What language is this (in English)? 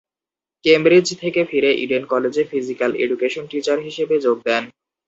Bangla